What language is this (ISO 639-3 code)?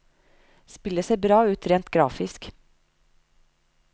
nor